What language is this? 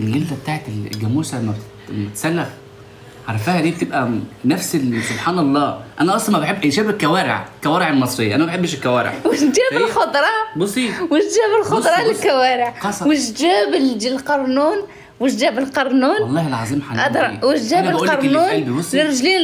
Arabic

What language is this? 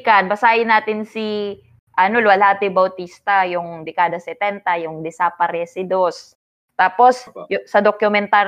Filipino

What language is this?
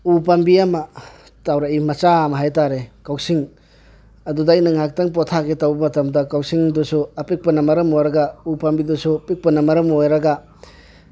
Manipuri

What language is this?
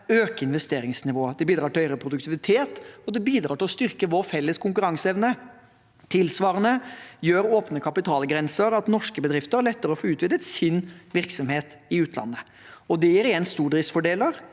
Norwegian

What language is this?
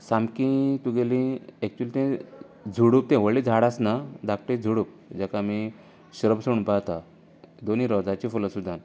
Konkani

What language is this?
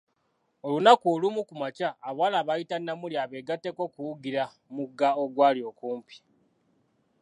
Ganda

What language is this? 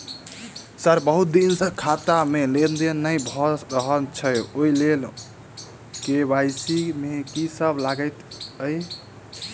Maithili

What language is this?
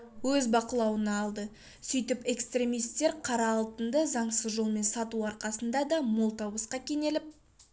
Kazakh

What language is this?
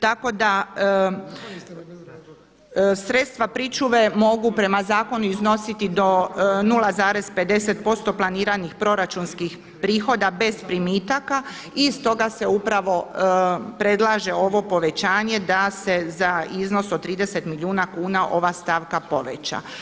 Croatian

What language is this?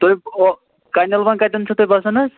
Kashmiri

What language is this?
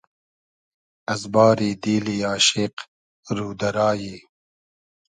Hazaragi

